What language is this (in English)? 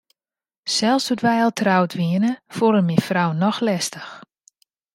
Western Frisian